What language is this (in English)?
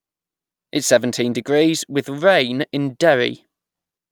English